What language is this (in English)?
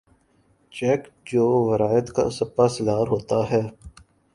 Urdu